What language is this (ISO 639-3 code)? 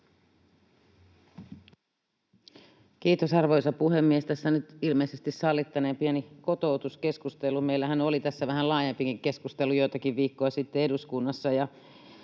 fin